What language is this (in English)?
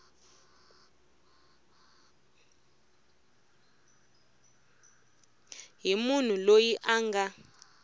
Tsonga